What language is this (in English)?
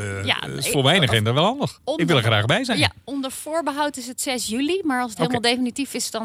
Dutch